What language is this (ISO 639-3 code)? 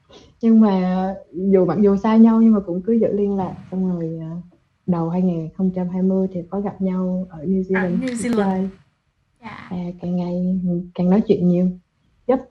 vie